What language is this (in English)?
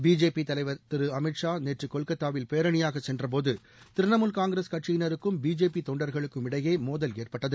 Tamil